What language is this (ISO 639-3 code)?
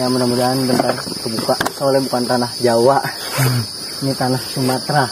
ind